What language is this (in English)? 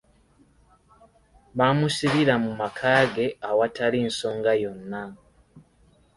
Ganda